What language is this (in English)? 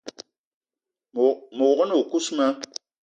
Eton (Cameroon)